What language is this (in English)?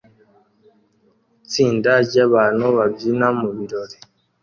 Kinyarwanda